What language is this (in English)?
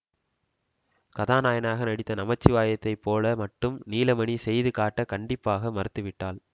Tamil